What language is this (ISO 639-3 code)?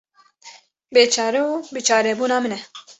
kur